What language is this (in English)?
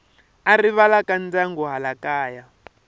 Tsonga